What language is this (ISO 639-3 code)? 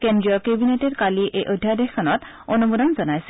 asm